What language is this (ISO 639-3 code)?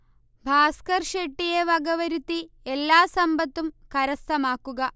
mal